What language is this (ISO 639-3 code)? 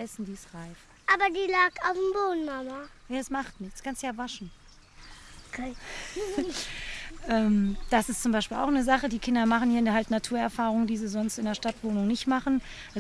deu